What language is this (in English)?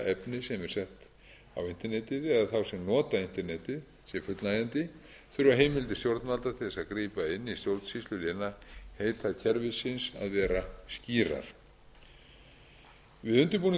Icelandic